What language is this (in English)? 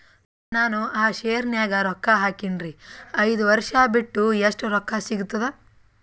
Kannada